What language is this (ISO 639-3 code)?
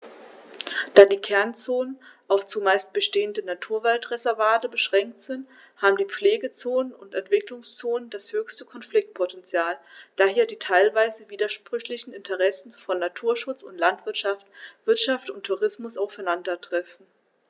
deu